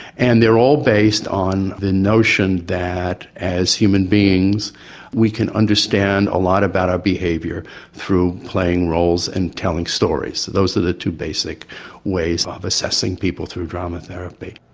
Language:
English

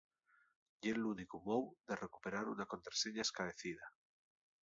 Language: Asturian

